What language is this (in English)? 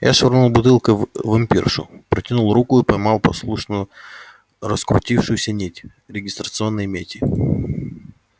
Russian